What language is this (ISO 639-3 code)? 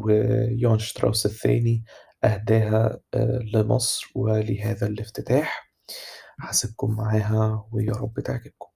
ara